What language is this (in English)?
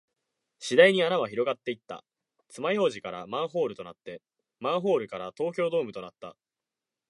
Japanese